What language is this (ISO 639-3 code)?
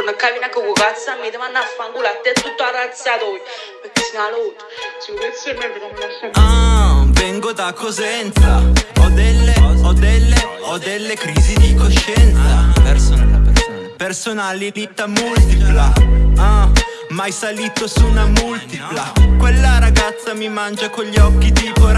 ita